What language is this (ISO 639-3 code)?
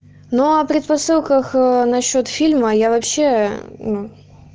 rus